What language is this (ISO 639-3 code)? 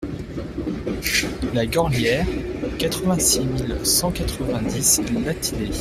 fra